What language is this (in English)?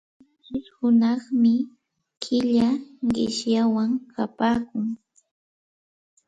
Santa Ana de Tusi Pasco Quechua